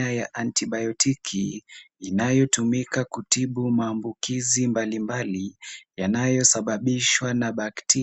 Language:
Swahili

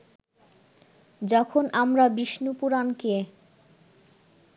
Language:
Bangla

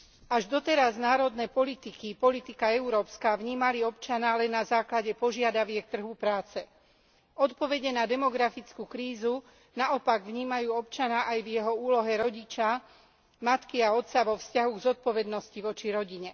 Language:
Slovak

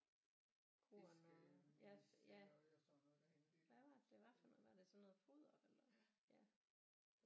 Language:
Danish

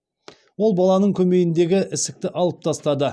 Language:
Kazakh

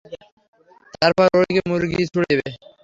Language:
Bangla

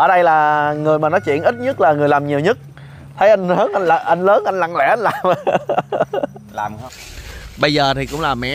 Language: Vietnamese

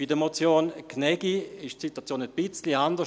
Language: Swiss German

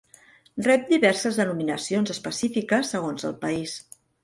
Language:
Catalan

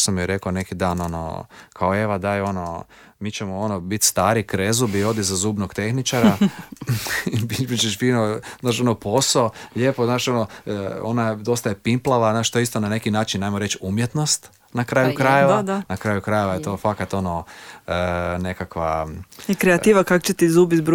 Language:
Croatian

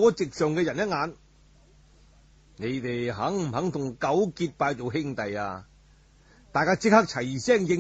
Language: Chinese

